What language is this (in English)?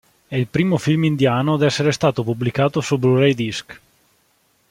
Italian